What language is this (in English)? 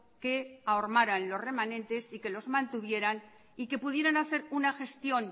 Spanish